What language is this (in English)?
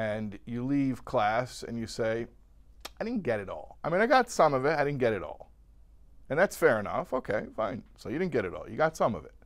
English